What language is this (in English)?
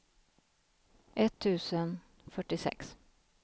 Swedish